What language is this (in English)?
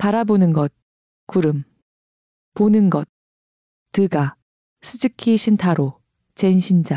Korean